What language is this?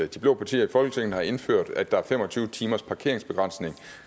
Danish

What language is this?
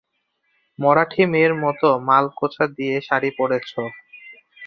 Bangla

